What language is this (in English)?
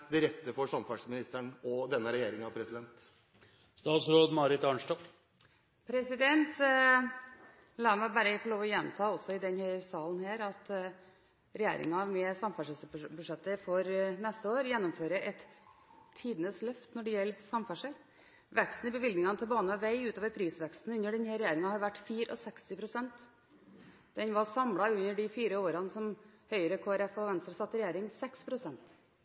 Norwegian Bokmål